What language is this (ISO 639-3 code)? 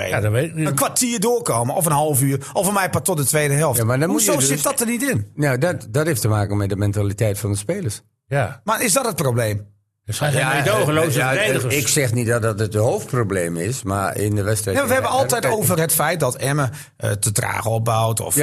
nld